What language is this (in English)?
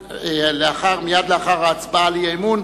Hebrew